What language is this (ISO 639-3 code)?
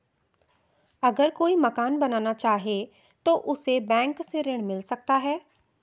hin